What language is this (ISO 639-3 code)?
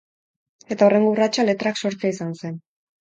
eus